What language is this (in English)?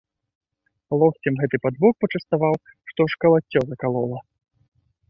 Belarusian